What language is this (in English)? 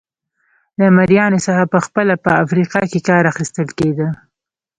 Pashto